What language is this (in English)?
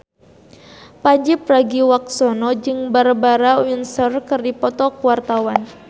Sundanese